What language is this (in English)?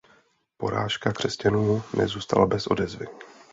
Czech